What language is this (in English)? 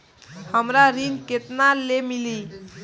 Bhojpuri